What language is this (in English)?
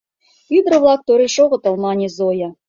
Mari